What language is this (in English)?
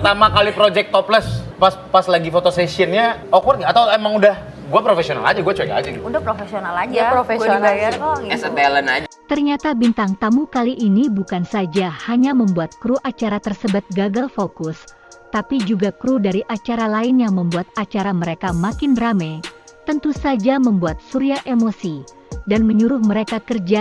Indonesian